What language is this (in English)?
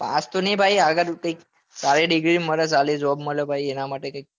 Gujarati